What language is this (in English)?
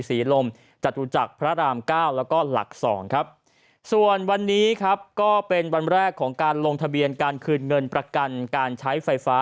Thai